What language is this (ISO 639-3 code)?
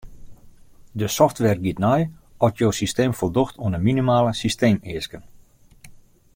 fry